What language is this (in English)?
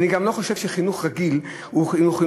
Hebrew